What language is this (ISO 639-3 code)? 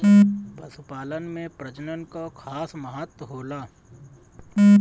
bho